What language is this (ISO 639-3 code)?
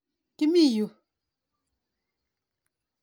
kln